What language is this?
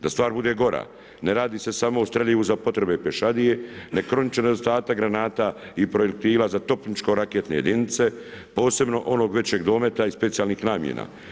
Croatian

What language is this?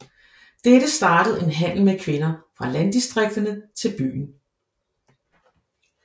Danish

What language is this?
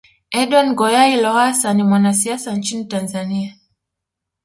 Swahili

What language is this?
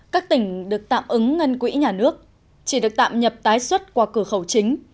Vietnamese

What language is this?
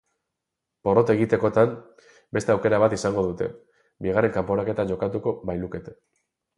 Basque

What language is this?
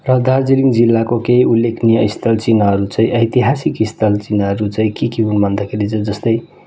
Nepali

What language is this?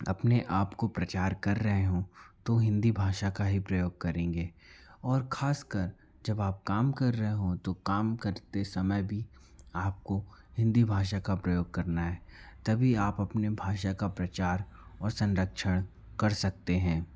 Hindi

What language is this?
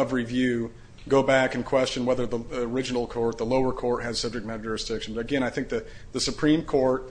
English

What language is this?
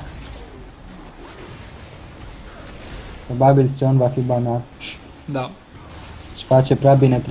Romanian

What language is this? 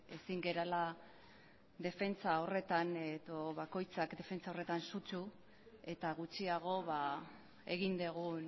Basque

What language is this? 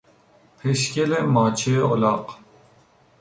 Persian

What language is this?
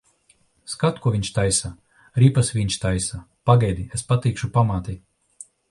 Latvian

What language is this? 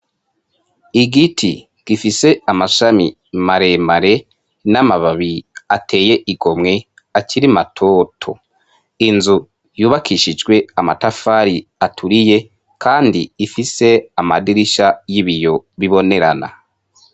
Rundi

